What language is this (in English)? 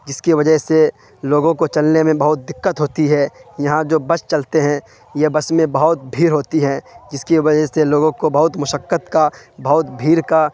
Urdu